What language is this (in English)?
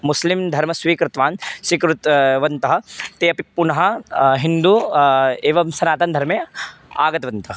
Sanskrit